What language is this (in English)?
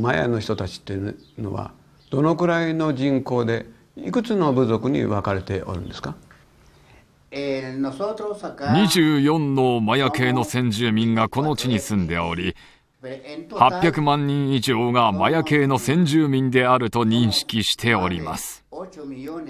Japanese